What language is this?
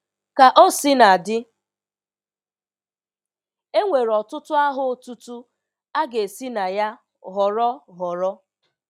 Igbo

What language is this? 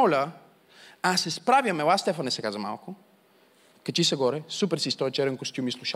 Bulgarian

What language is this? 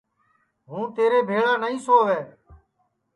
Sansi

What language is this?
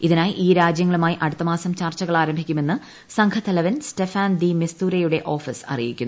Malayalam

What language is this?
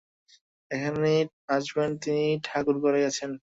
Bangla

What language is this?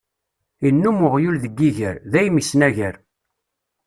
Kabyle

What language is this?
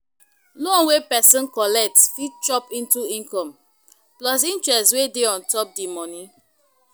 Nigerian Pidgin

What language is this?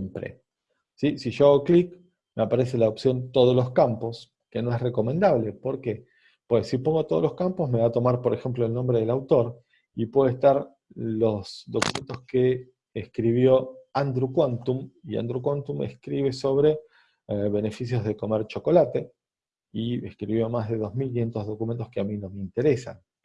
Spanish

